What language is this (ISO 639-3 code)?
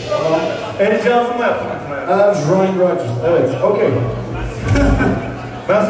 tur